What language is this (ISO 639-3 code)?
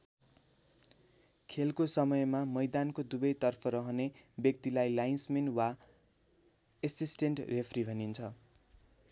nep